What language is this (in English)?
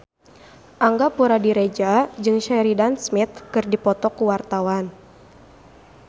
Sundanese